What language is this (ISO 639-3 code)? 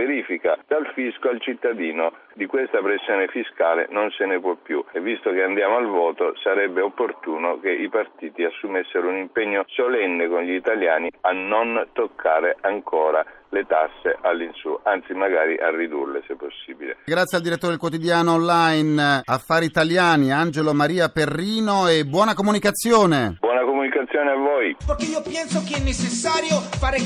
ita